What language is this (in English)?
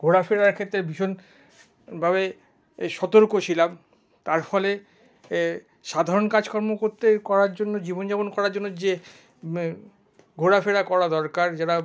Bangla